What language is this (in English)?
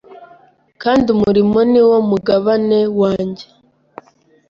Kinyarwanda